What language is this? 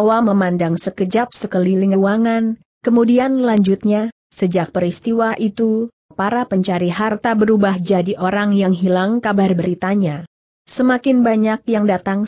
Indonesian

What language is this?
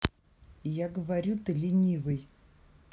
Russian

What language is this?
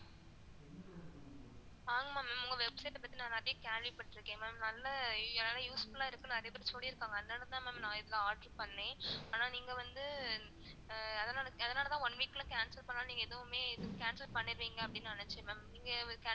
Tamil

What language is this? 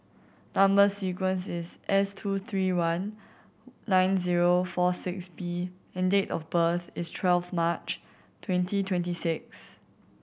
English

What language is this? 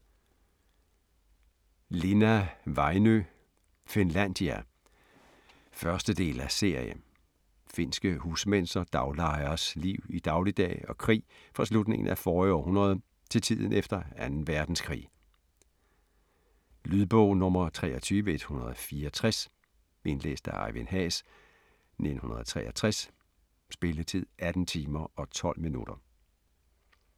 Danish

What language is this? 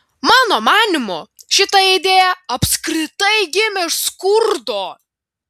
Lithuanian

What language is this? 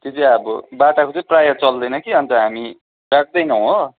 Nepali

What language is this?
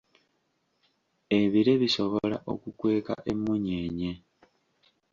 Ganda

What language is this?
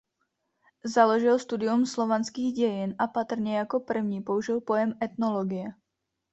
Czech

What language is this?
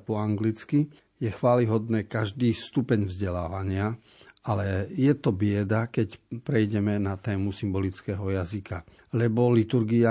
Slovak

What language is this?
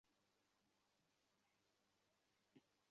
Bangla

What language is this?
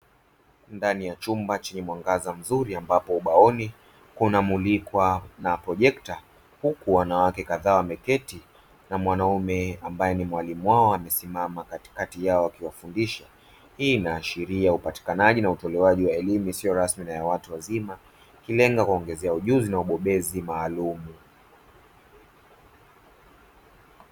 Swahili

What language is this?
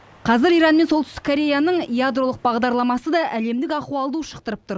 Kazakh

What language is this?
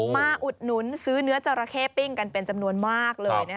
Thai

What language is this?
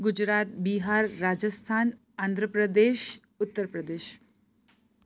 Gujarati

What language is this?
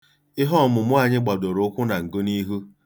Igbo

